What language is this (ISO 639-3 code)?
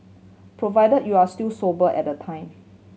eng